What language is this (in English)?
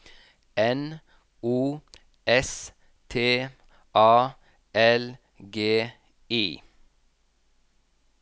Norwegian